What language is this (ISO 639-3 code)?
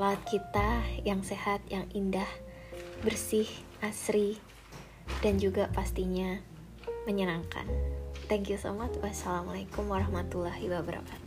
ind